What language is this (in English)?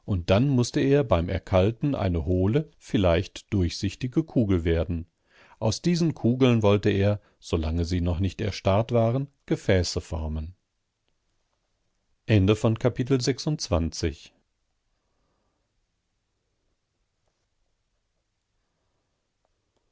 German